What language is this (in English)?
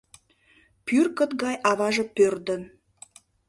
Mari